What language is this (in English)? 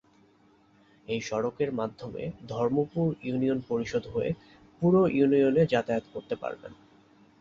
Bangla